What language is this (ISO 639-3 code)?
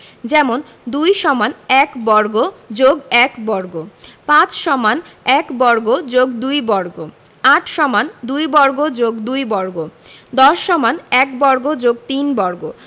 ben